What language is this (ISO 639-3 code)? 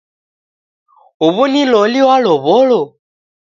dav